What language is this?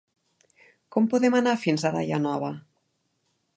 Catalan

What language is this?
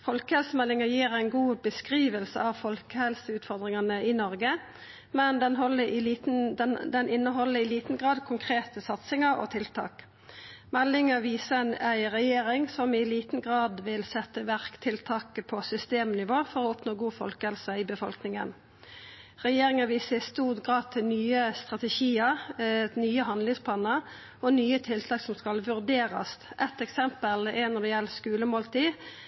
Norwegian Nynorsk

